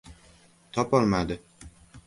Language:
Uzbek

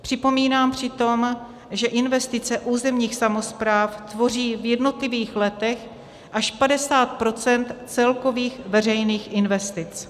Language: Czech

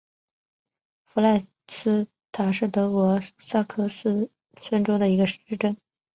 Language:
Chinese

